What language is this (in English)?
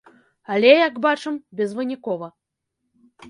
Belarusian